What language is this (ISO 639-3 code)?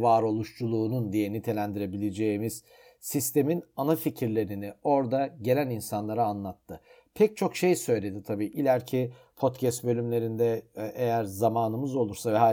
tur